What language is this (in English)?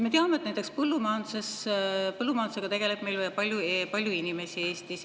Estonian